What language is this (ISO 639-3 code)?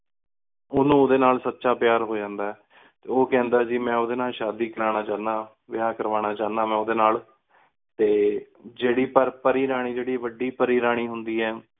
pan